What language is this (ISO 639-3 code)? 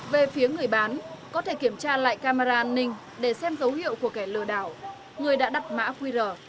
vie